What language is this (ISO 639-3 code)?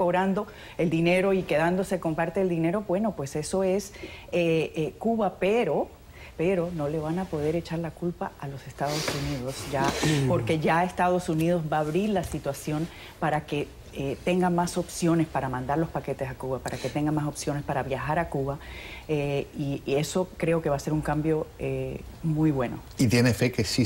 spa